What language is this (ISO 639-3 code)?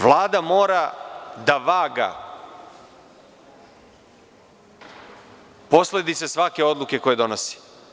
srp